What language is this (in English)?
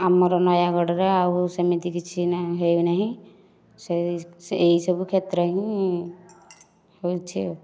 Odia